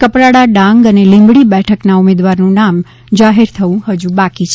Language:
Gujarati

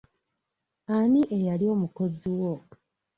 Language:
Ganda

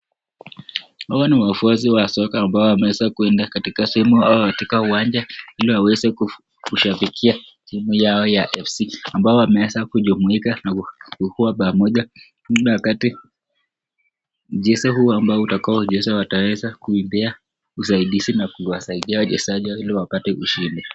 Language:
Swahili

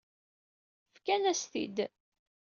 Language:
Kabyle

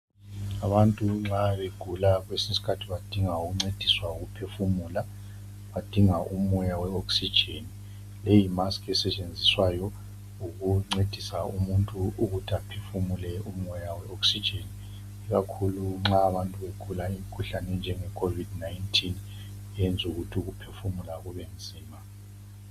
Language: North Ndebele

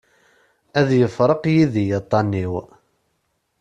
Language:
Kabyle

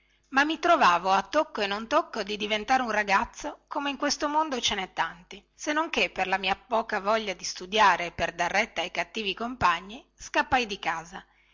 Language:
Italian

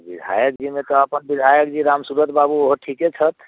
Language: Maithili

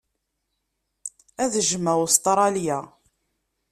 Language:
Kabyle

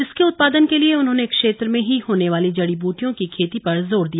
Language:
Hindi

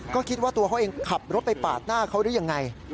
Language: Thai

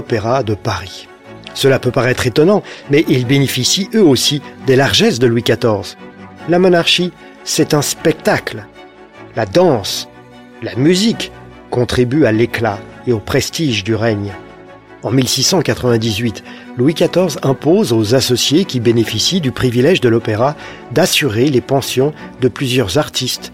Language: French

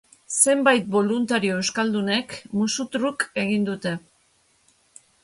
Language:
Basque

